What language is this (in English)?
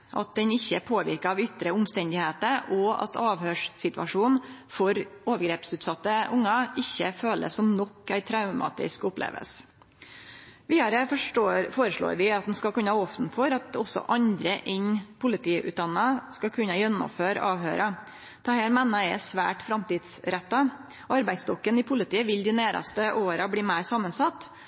Norwegian Nynorsk